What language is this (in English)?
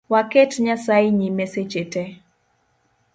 Luo (Kenya and Tanzania)